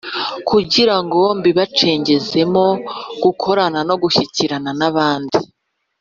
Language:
Kinyarwanda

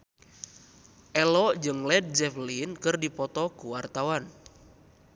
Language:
Sundanese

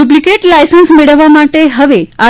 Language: Gujarati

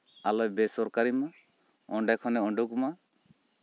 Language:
Santali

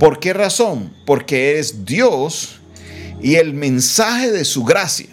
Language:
Spanish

